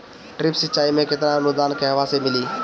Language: Bhojpuri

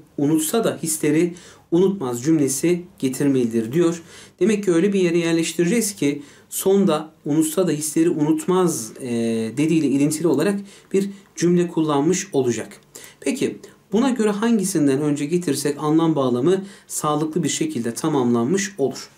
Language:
Turkish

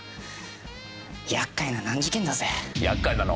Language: Japanese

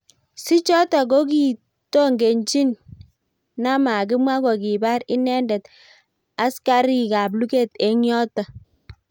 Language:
Kalenjin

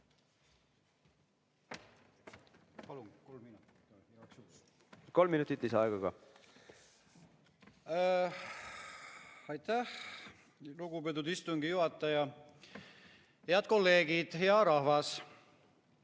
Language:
Estonian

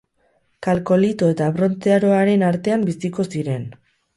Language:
Basque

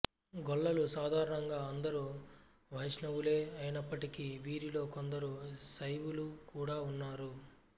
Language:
Telugu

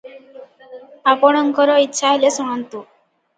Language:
Odia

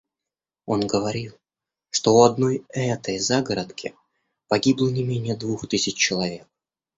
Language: Russian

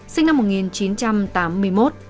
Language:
Vietnamese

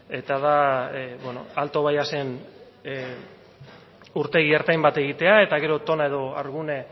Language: Basque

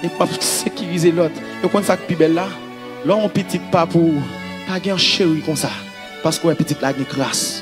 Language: French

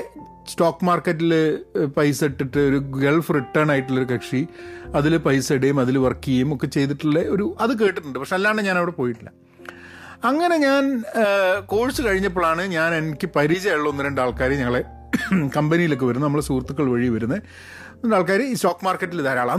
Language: Malayalam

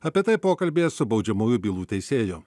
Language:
Lithuanian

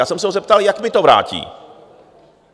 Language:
Czech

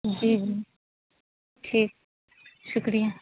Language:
Urdu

